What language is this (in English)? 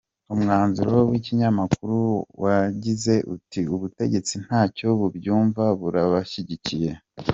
Kinyarwanda